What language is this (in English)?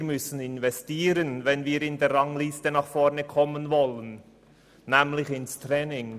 Swiss German